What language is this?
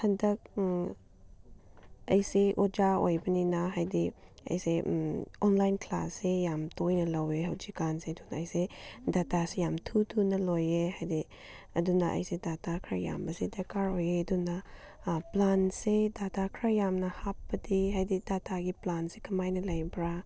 Manipuri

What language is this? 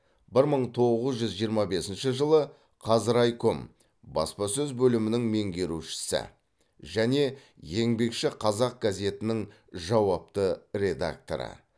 Kazakh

